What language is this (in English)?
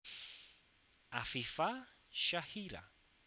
Javanese